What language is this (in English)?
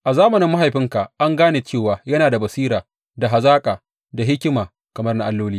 Hausa